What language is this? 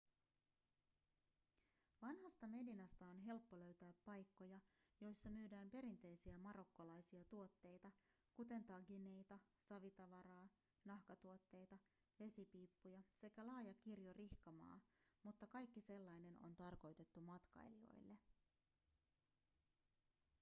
Finnish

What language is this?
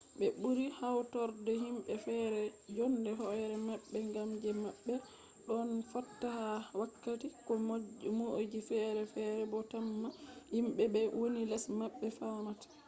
Fula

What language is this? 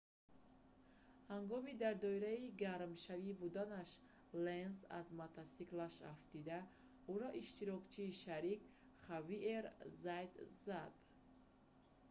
Tajik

